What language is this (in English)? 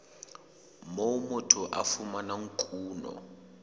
Southern Sotho